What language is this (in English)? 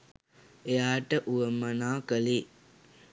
Sinhala